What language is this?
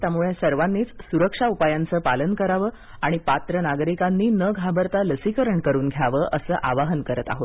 Marathi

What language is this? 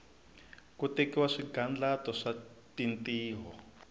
Tsonga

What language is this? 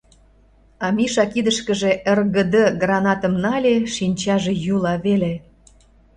Mari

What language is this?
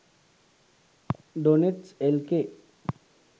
Sinhala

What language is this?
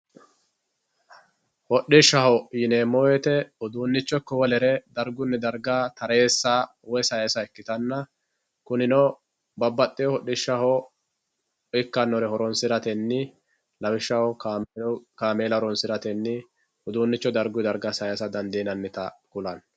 Sidamo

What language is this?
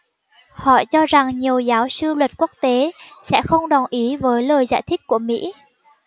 Vietnamese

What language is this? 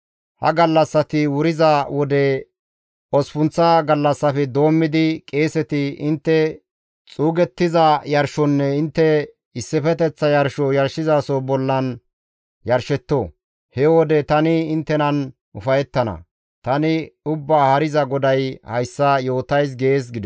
Gamo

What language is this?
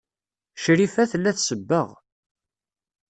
Kabyle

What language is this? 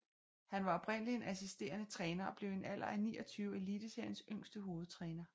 Danish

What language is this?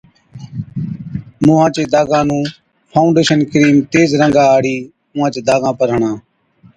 Od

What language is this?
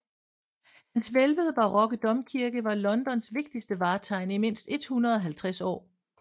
Danish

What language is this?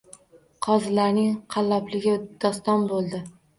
Uzbek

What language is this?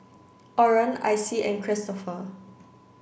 English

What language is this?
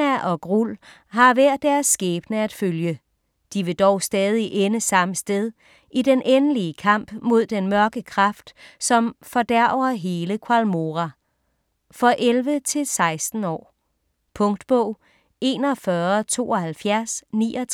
Danish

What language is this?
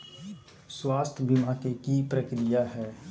Magahi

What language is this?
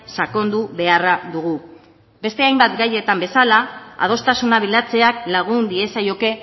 Basque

